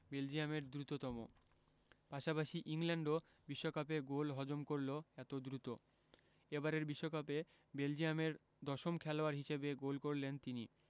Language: Bangla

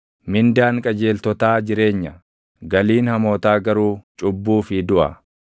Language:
Oromo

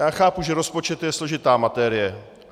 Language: Czech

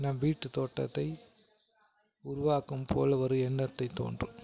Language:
Tamil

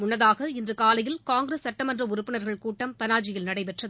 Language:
Tamil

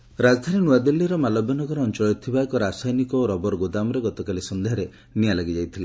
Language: Odia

